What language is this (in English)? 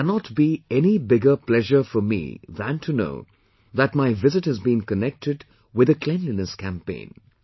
English